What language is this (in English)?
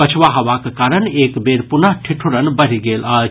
Maithili